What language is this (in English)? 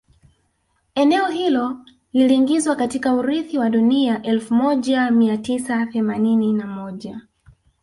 Swahili